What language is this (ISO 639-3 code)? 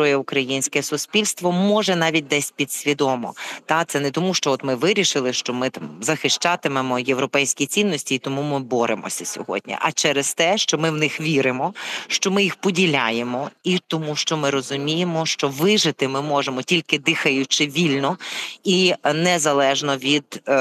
ukr